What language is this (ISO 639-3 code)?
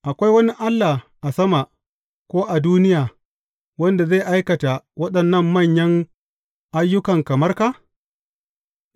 hau